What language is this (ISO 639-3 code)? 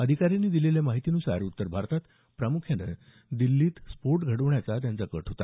mar